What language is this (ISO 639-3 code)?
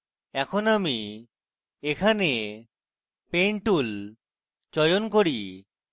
ben